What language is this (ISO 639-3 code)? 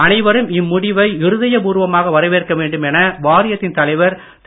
tam